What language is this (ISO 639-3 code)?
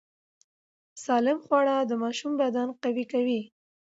pus